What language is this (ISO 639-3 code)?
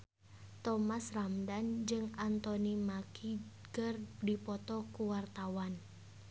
sun